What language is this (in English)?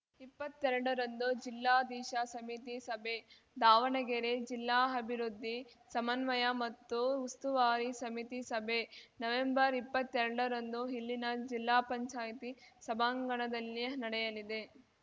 Kannada